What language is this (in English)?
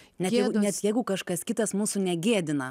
Lithuanian